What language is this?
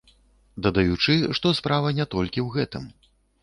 Belarusian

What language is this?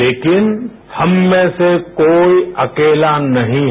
Hindi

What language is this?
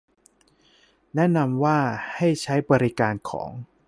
Thai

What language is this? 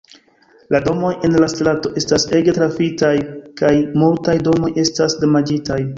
Esperanto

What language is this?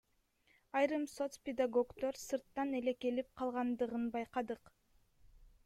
Kyrgyz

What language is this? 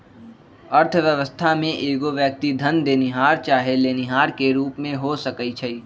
Magahi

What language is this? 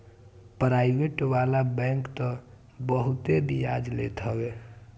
Bhojpuri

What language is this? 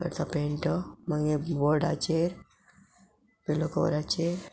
Konkani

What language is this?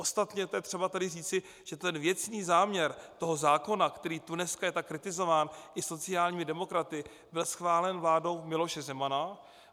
Czech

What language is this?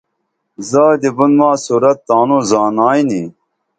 Dameli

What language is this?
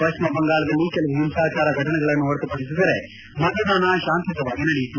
Kannada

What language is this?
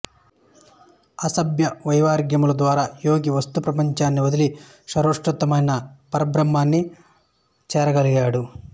Telugu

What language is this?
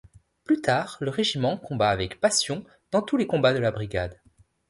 French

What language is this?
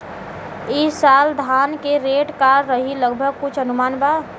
Bhojpuri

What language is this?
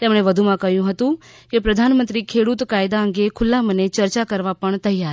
Gujarati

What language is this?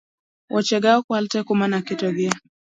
Luo (Kenya and Tanzania)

